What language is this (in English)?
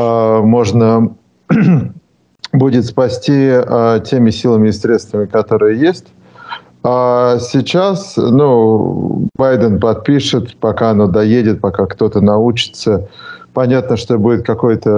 Russian